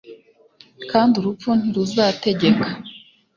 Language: Kinyarwanda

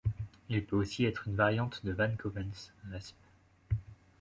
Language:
French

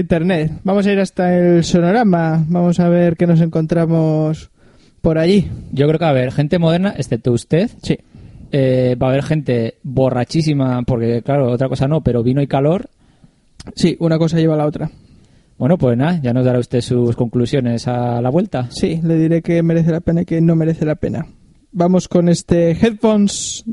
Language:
Spanish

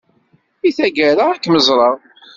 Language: Kabyle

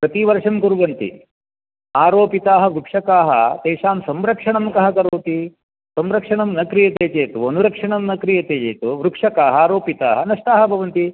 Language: Sanskrit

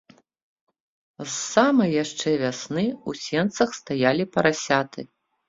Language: Belarusian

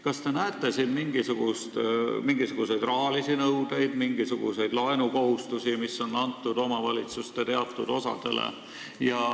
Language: Estonian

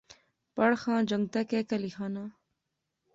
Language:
Pahari-Potwari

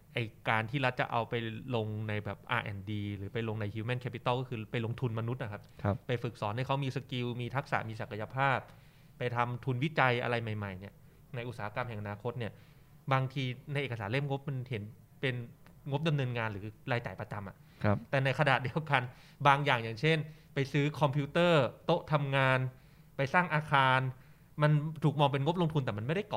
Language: Thai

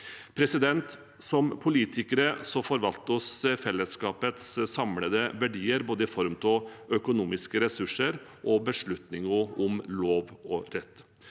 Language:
Norwegian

